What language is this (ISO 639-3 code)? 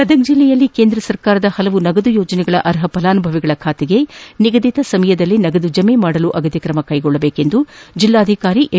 kan